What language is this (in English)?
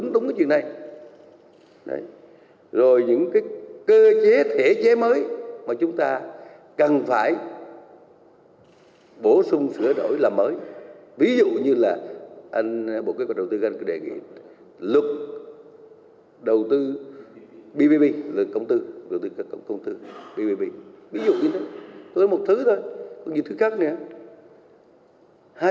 Vietnamese